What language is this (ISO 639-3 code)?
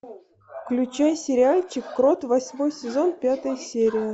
rus